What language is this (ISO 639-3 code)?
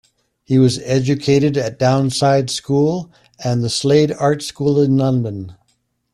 eng